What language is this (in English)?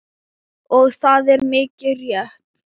Icelandic